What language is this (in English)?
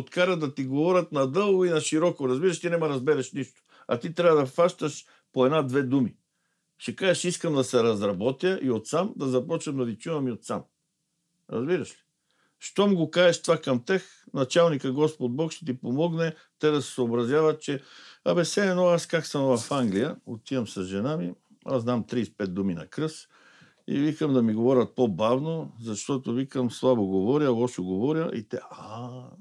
Bulgarian